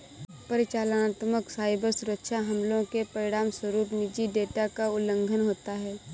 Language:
Hindi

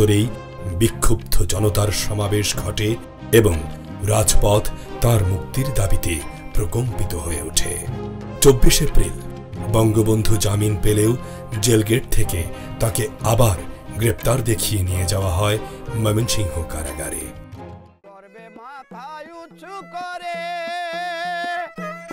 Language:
Romanian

